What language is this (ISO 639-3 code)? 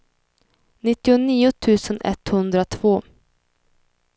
swe